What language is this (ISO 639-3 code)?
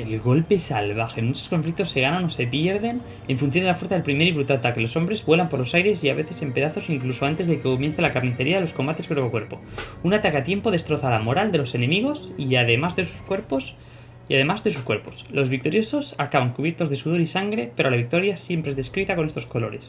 spa